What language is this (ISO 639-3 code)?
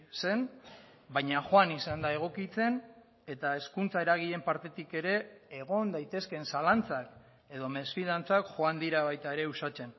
eus